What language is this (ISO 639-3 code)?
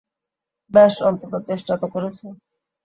ben